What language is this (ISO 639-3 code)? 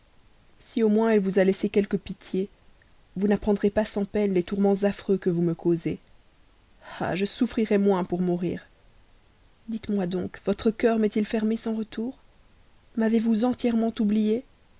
fra